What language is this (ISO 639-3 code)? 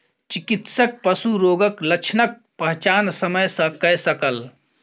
mai